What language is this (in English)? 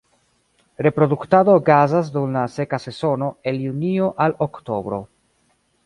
Esperanto